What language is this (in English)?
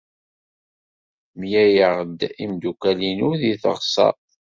Kabyle